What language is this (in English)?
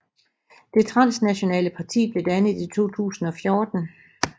Danish